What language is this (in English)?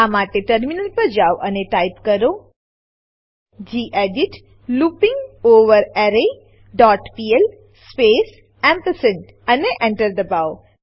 Gujarati